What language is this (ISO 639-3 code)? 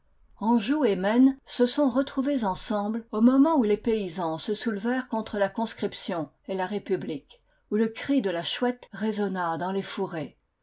fra